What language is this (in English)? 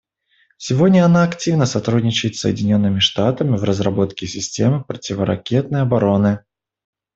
Russian